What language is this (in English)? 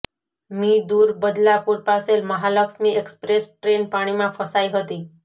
Gujarati